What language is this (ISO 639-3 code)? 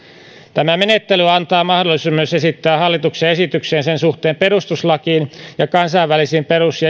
fin